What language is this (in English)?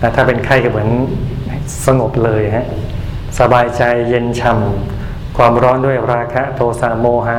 Thai